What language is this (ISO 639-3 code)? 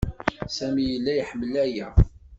kab